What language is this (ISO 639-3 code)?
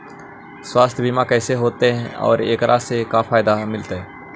mag